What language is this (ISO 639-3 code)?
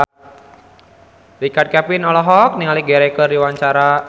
sun